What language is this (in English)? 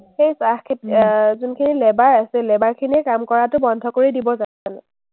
Assamese